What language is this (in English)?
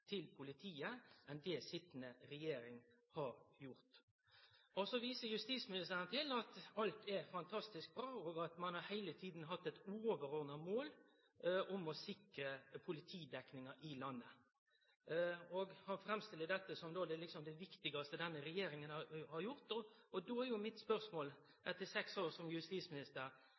Norwegian Nynorsk